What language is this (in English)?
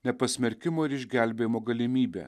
Lithuanian